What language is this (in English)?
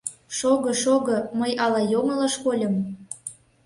Mari